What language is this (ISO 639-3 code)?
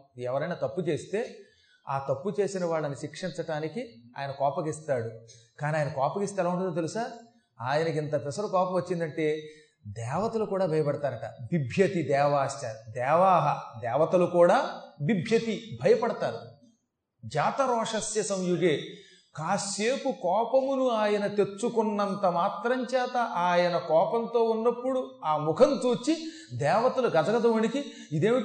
tel